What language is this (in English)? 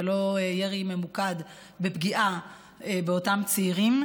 Hebrew